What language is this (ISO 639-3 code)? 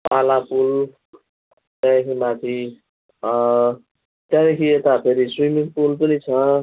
nep